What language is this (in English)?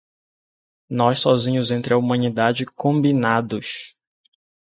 Portuguese